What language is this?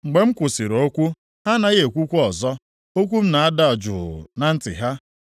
Igbo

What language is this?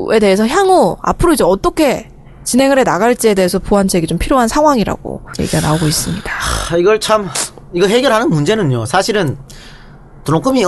Korean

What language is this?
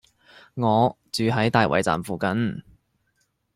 Cantonese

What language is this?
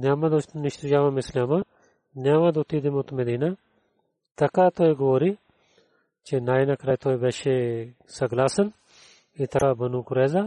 Bulgarian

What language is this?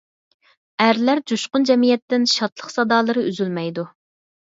Uyghur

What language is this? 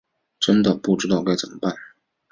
Chinese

